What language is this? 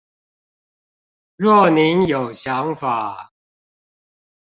Chinese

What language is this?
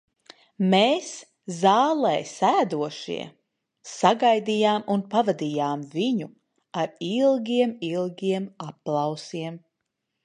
Latvian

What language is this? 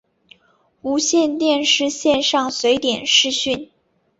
Chinese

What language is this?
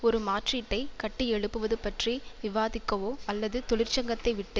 Tamil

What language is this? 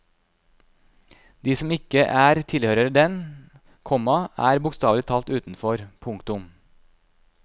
Norwegian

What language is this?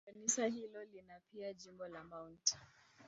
Swahili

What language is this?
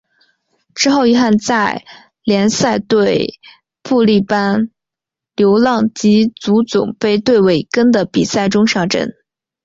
Chinese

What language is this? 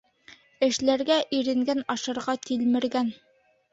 Bashkir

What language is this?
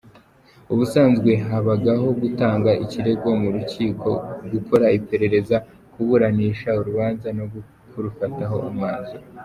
Kinyarwanda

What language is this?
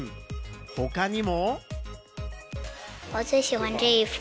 Japanese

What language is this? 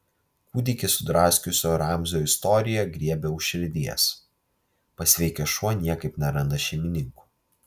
Lithuanian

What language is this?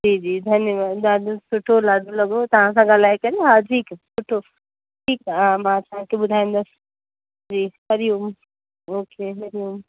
Sindhi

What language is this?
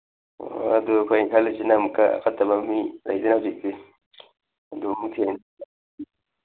Manipuri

